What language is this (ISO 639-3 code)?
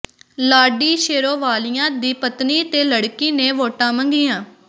pan